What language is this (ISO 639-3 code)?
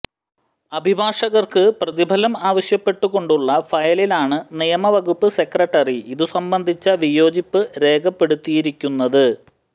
mal